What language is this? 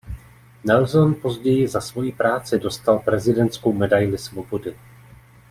Czech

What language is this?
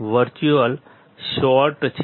Gujarati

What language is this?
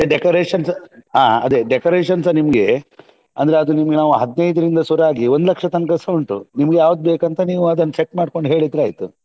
Kannada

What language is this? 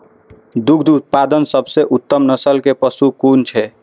Maithili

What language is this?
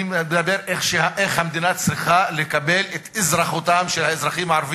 Hebrew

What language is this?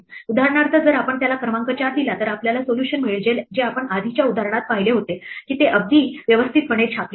Marathi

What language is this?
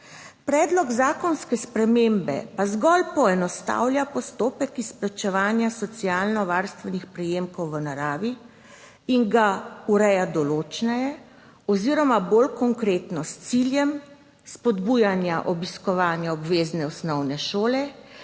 Slovenian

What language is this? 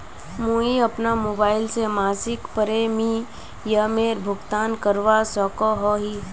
Magahi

